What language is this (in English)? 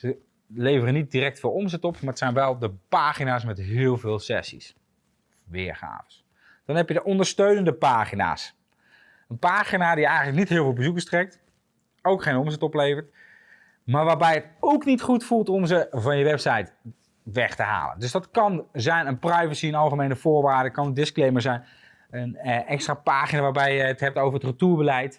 Dutch